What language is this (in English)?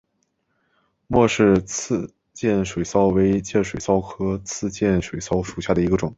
Chinese